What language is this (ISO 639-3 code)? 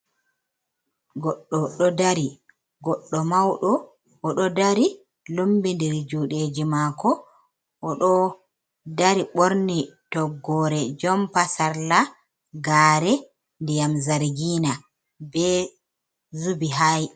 ful